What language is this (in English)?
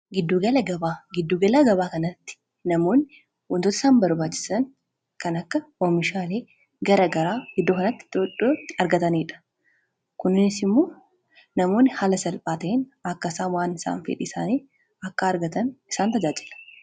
Oromo